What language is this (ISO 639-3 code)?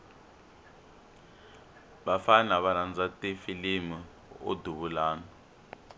tso